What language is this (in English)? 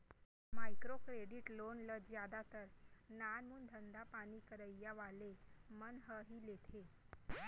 Chhattisgarhi